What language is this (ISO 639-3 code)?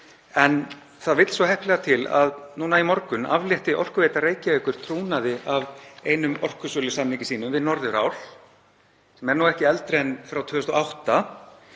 isl